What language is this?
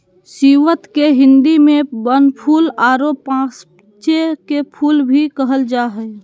Magahi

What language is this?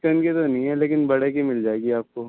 Urdu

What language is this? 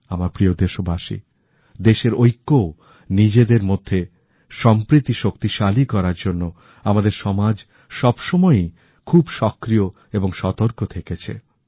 Bangla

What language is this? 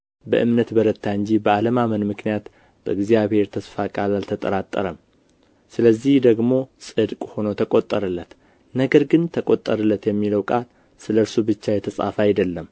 Amharic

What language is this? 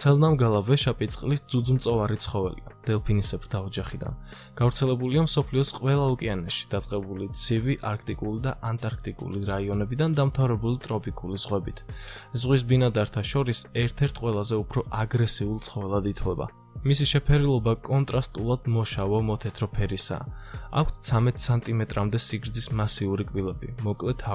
Latvian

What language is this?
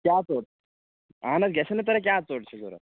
Kashmiri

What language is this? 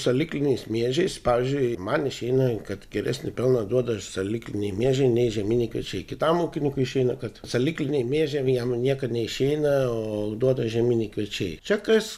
Lithuanian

